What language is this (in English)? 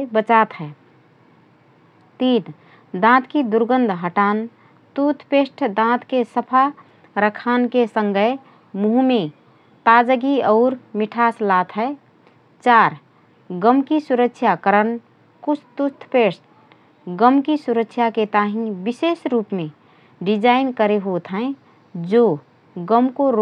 Rana Tharu